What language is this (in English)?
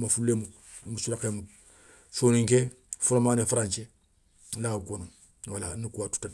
Soninke